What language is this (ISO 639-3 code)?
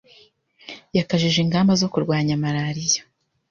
kin